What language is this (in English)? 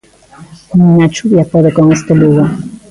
Galician